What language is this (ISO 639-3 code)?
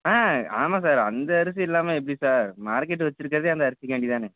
tam